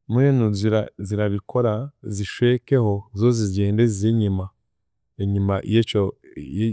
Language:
Chiga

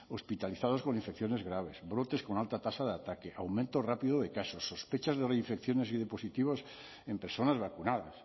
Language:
Spanish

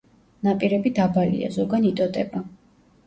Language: Georgian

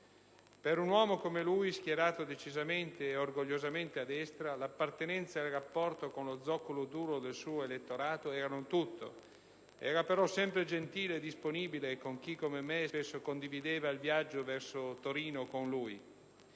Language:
Italian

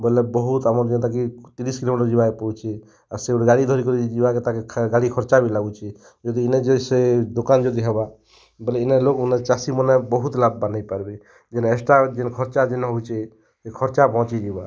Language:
Odia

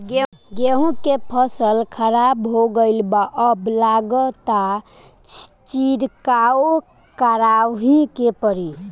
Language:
Bhojpuri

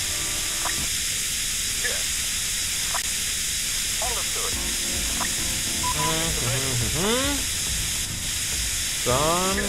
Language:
German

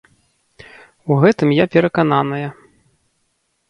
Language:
Belarusian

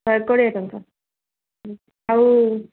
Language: Odia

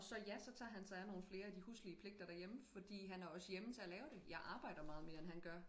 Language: Danish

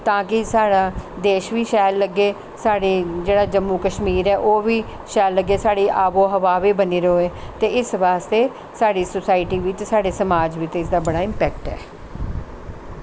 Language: Dogri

